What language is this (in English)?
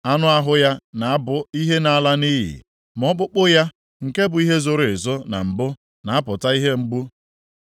Igbo